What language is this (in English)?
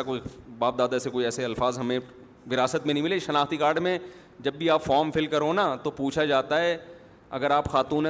Urdu